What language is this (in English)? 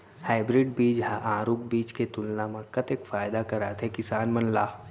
Chhattisgarhi